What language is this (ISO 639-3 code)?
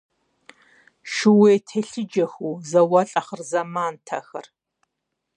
kbd